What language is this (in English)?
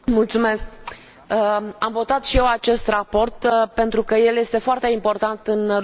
Romanian